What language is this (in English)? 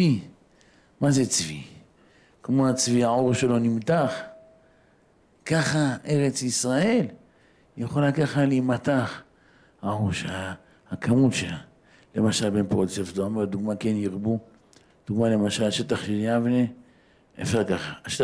Hebrew